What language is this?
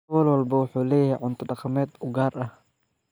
Somali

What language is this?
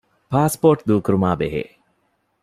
Divehi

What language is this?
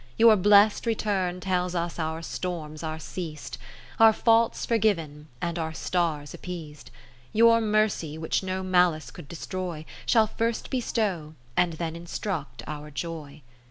English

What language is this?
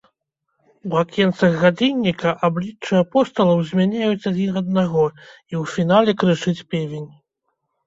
Belarusian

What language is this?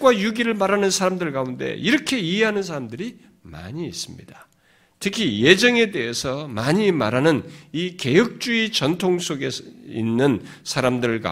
Korean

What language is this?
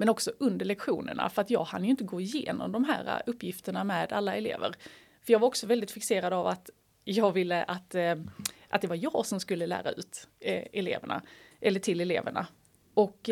Swedish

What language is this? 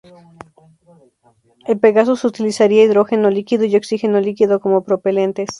Spanish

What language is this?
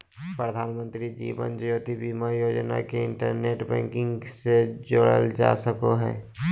Magahi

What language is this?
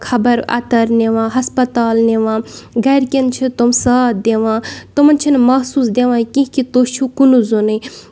Kashmiri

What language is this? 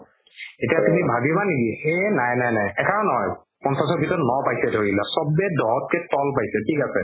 Assamese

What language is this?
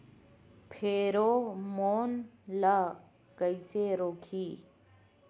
Chhattisgarhi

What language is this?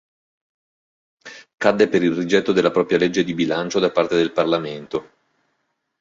Italian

